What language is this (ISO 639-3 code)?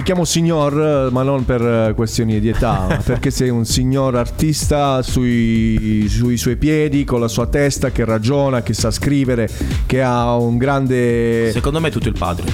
ita